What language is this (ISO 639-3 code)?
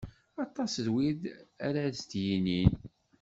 kab